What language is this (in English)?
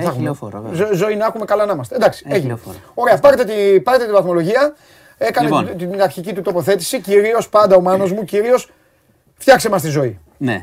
Greek